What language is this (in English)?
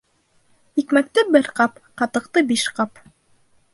Bashkir